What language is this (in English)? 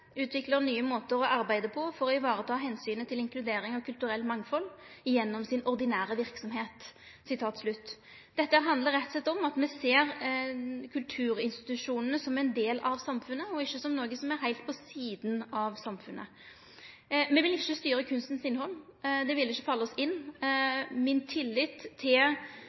Norwegian Nynorsk